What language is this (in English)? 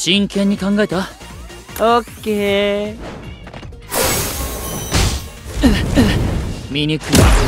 Japanese